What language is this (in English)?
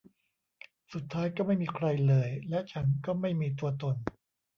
Thai